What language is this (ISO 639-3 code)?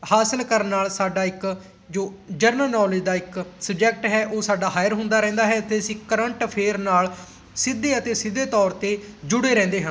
pan